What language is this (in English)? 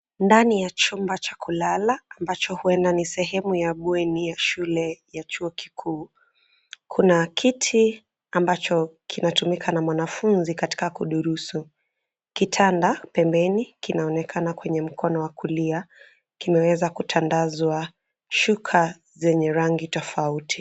Swahili